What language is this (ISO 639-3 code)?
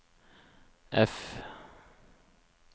nor